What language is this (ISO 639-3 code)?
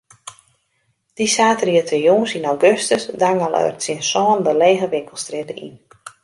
fry